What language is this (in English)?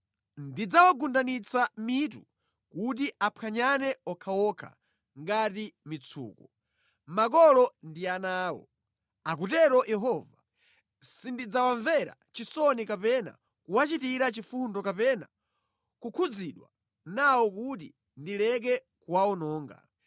Nyanja